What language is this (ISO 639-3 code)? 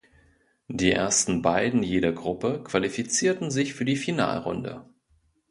deu